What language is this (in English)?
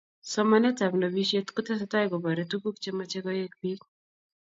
Kalenjin